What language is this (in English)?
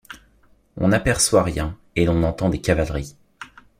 French